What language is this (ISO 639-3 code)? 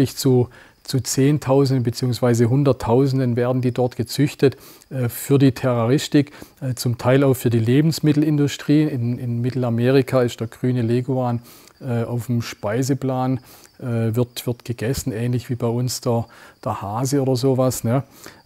deu